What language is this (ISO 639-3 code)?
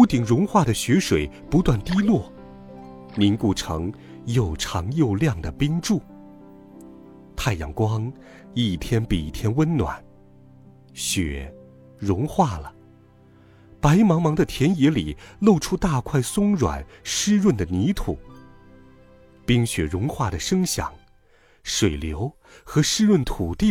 zho